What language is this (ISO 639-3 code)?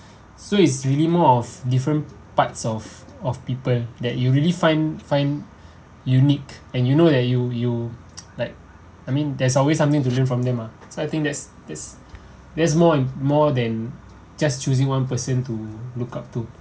eng